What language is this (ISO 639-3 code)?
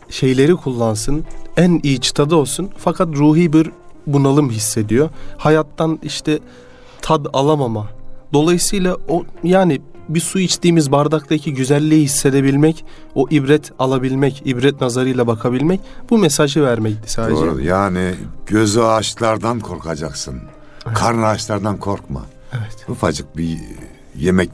tur